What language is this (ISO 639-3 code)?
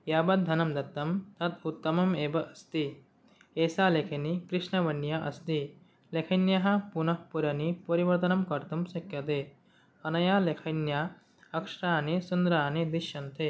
san